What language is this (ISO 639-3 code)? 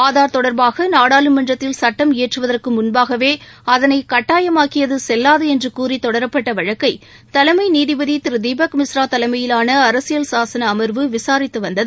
tam